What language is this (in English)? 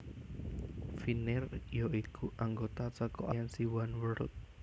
Javanese